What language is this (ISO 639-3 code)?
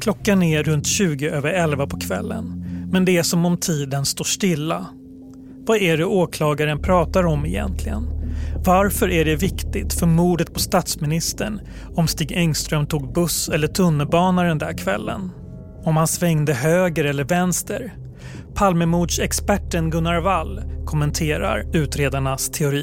swe